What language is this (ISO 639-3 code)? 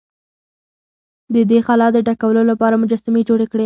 pus